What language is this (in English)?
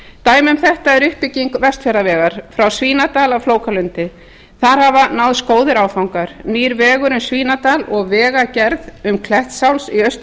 Icelandic